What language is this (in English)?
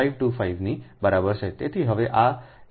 Gujarati